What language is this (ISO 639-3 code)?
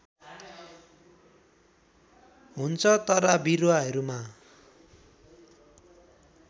nep